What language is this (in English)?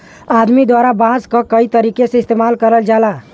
Bhojpuri